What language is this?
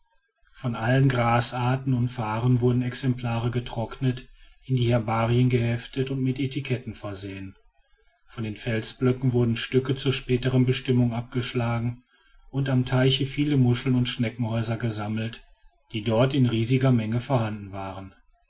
German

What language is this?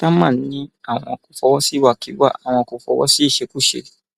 Yoruba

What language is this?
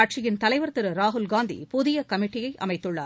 Tamil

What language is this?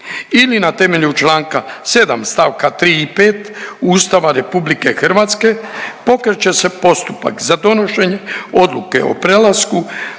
Croatian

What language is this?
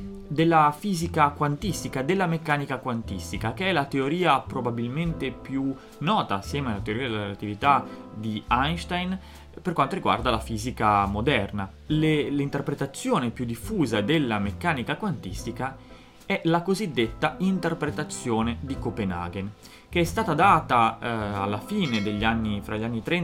Italian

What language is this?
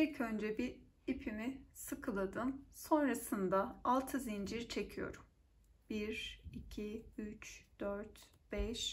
Turkish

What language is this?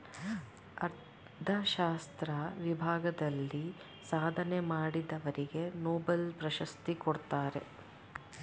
Kannada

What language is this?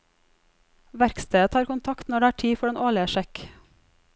Norwegian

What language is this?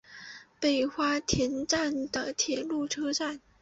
Chinese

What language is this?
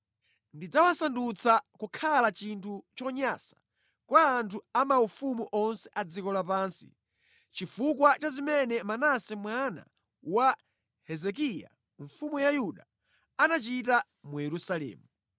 Nyanja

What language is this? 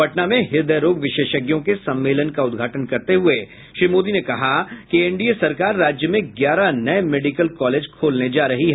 Hindi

